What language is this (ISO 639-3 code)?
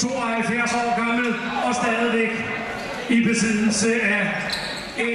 dan